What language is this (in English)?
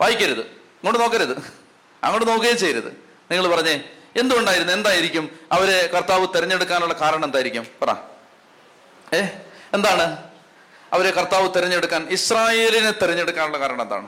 Malayalam